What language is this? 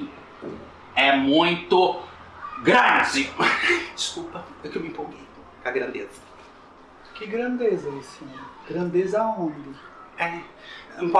Portuguese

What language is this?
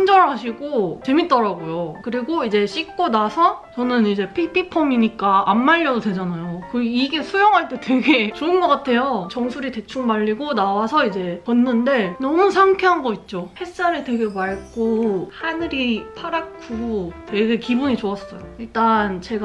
Korean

